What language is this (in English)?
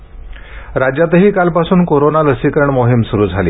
Marathi